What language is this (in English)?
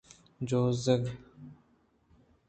Eastern Balochi